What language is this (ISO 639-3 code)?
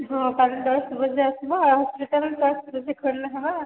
ori